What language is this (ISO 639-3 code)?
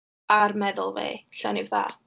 cym